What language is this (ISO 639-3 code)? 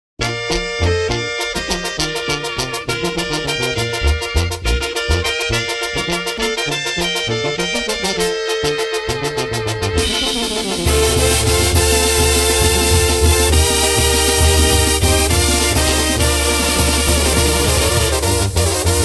ron